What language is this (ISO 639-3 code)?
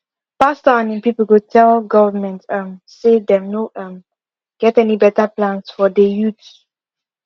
pcm